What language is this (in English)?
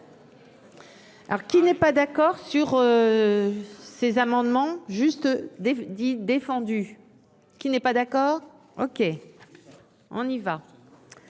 French